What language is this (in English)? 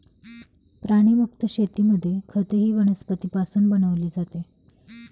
Marathi